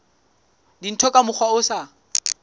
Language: Southern Sotho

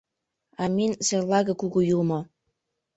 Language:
Mari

